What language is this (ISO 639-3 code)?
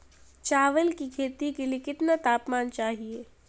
hin